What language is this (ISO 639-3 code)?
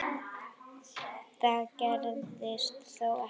isl